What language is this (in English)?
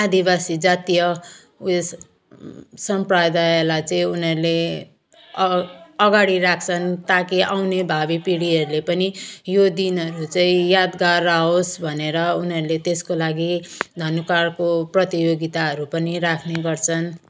Nepali